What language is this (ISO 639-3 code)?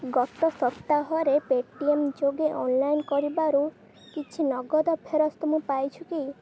ori